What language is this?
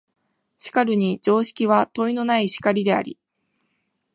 Japanese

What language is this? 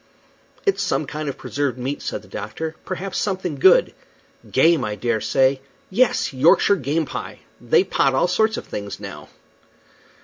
English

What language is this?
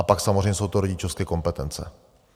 Czech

